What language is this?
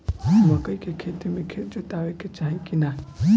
Bhojpuri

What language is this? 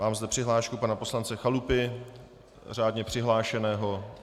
Czech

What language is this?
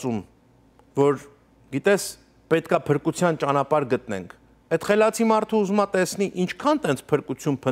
Hindi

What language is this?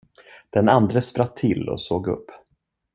Swedish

